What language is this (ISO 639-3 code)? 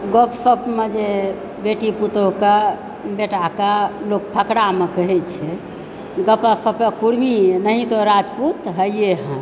mai